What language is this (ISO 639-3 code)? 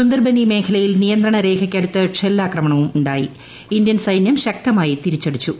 mal